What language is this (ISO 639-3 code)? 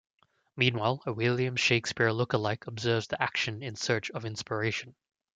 eng